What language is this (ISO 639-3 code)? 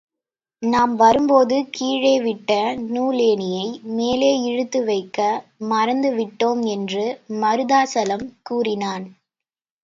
tam